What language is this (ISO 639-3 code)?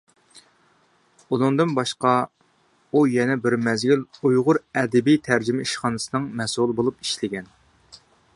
uig